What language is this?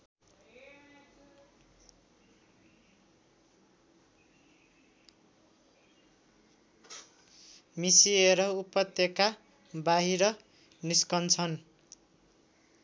Nepali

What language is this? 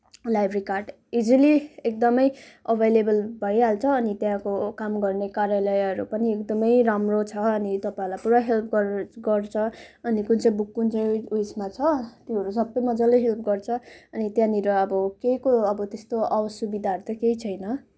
Nepali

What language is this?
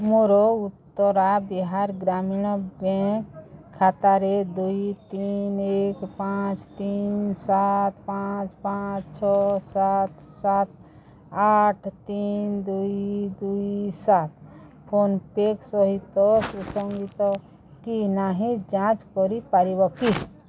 Odia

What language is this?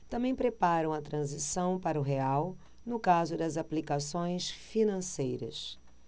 Portuguese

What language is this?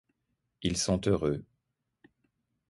French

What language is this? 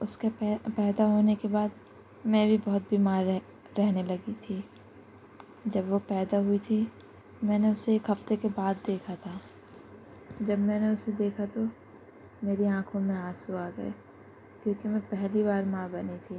Urdu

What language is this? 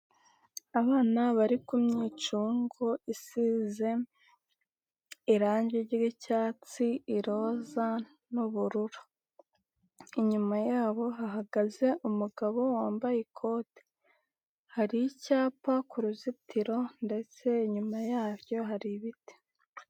Kinyarwanda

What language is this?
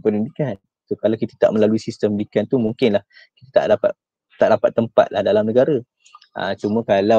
Malay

